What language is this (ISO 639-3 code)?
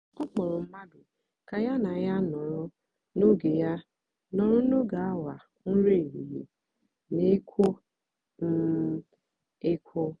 ibo